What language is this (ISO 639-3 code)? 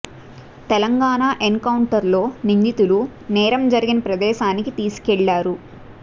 tel